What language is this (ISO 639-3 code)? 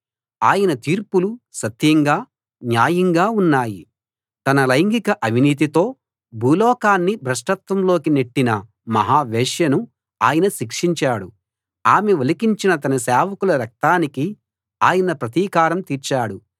tel